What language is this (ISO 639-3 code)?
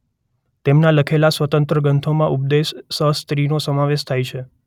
guj